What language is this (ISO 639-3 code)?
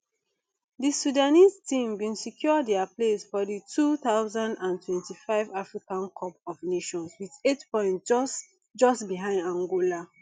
pcm